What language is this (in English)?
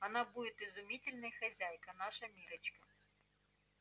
Russian